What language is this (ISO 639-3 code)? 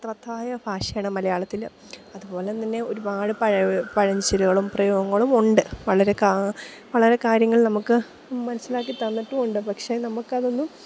mal